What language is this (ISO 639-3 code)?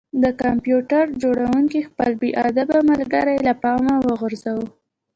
pus